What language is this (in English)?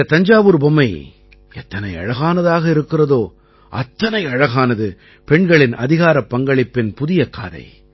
Tamil